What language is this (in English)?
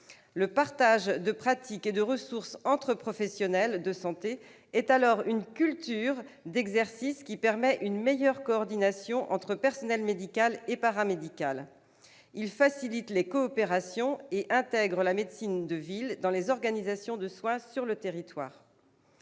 French